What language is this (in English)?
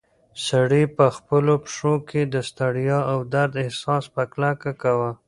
Pashto